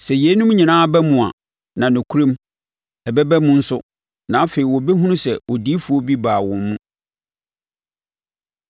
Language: Akan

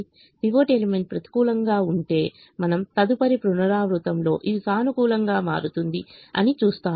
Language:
Telugu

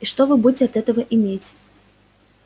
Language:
Russian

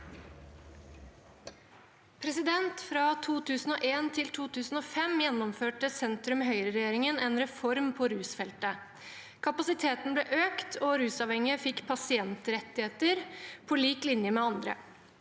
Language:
Norwegian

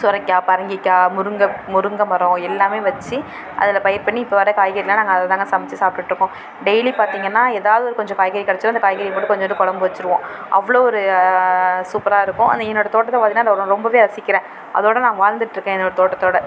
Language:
Tamil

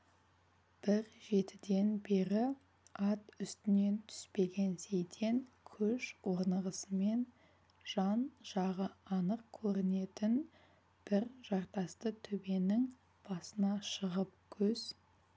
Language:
Kazakh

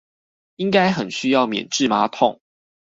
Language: Chinese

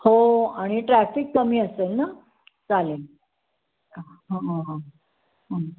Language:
Marathi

